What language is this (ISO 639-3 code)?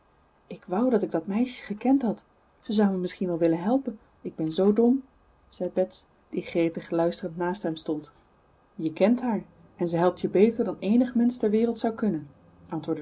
nld